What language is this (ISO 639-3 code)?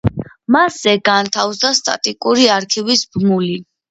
kat